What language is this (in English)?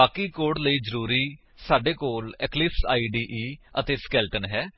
Punjabi